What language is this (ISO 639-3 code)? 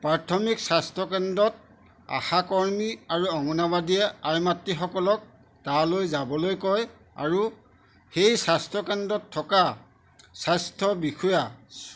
asm